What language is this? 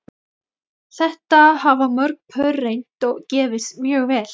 Icelandic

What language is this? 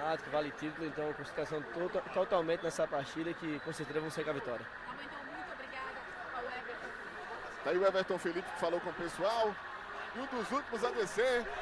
Portuguese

